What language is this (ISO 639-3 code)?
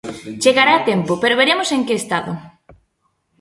glg